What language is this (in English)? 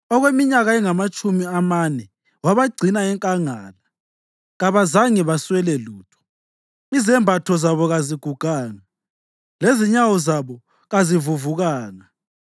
North Ndebele